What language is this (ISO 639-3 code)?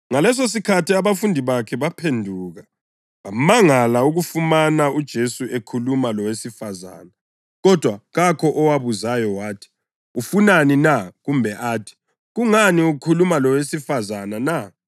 nde